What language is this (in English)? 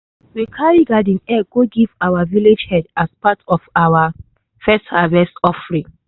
Nigerian Pidgin